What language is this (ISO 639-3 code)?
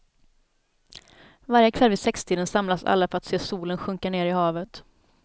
swe